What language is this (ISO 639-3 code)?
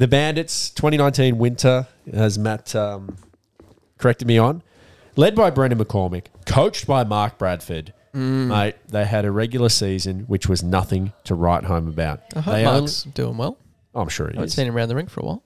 eng